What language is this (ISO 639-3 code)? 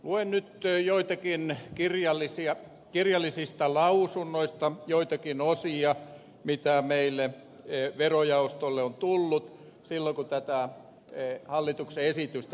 fin